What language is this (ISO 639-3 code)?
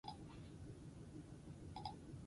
eus